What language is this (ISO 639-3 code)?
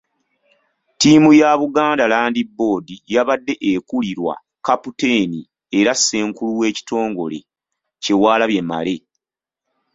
lug